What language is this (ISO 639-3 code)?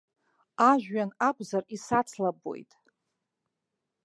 abk